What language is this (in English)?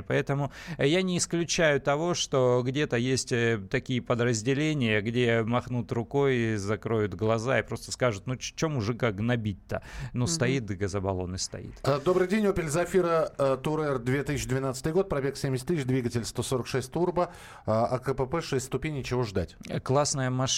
Russian